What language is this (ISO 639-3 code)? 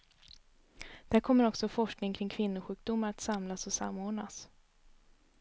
swe